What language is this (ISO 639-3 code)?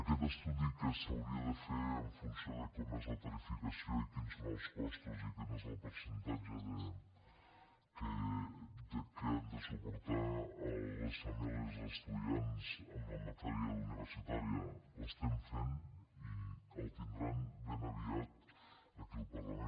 cat